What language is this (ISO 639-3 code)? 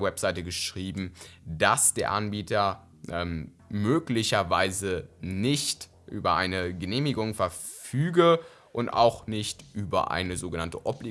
deu